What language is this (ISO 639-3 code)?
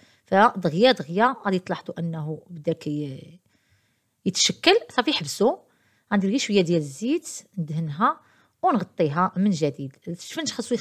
ara